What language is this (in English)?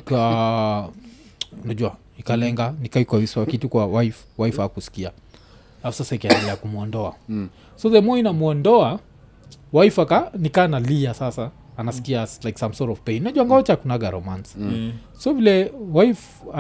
Swahili